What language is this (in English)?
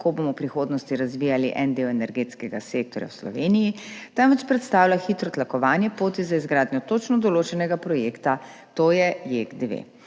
Slovenian